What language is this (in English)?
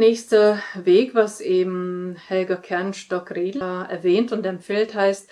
German